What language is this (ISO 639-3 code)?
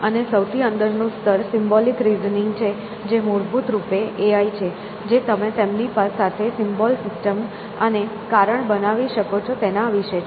guj